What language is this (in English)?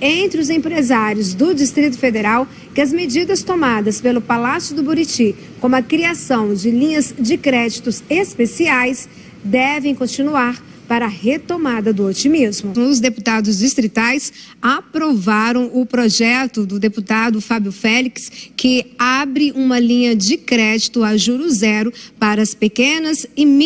Portuguese